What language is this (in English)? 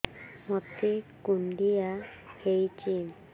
Odia